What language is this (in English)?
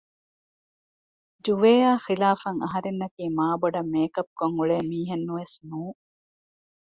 Divehi